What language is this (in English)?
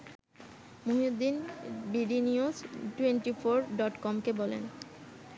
Bangla